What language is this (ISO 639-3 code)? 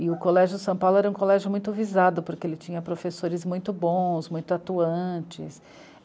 por